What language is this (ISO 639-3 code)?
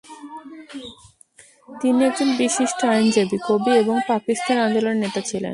ben